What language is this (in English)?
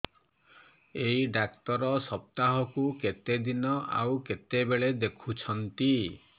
Odia